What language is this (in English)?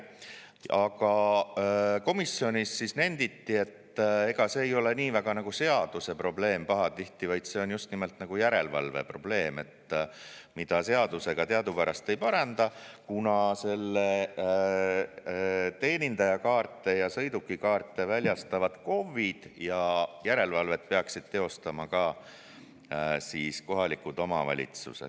Estonian